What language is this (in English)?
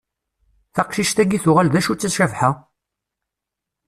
Kabyle